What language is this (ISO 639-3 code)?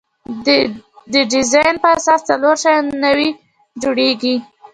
pus